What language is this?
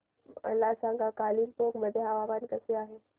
Marathi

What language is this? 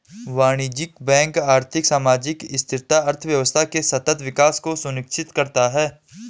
Hindi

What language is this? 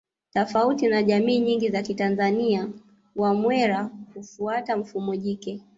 Swahili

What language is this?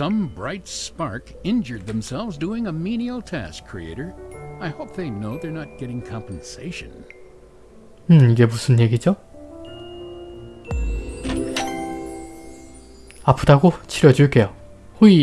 Korean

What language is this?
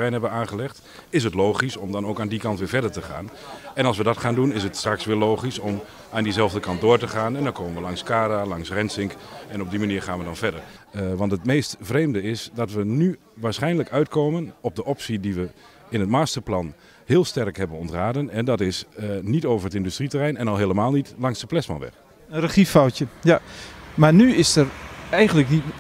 Dutch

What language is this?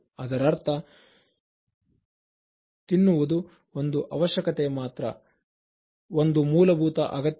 Kannada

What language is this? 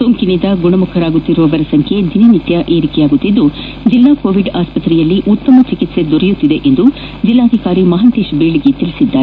Kannada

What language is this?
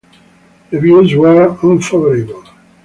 English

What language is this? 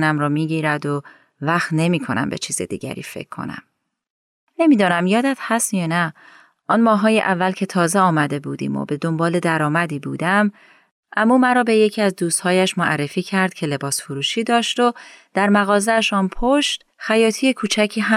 Persian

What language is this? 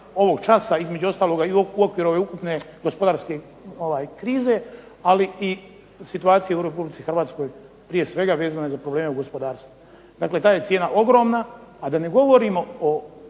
Croatian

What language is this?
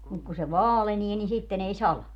Finnish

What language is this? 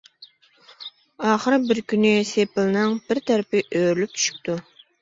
Uyghur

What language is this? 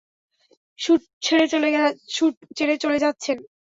Bangla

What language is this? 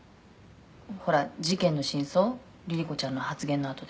Japanese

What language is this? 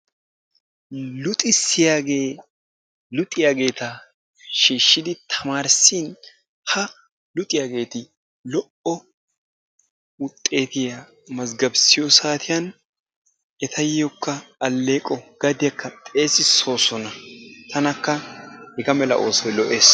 Wolaytta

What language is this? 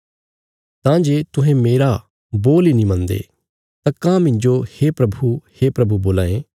Bilaspuri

